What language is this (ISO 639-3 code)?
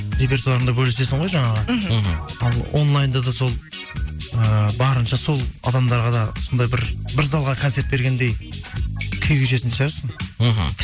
kaz